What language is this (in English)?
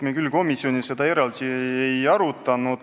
Estonian